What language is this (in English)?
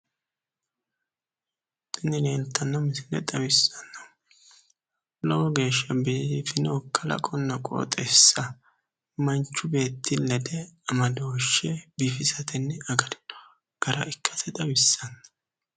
Sidamo